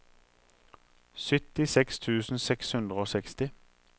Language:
Norwegian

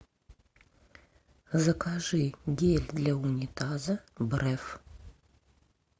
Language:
Russian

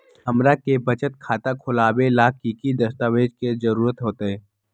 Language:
Magahi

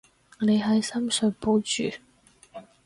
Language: Cantonese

